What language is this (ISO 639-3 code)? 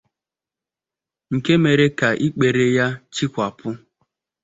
ibo